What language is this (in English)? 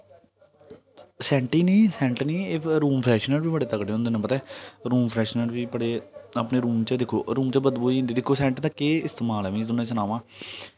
Dogri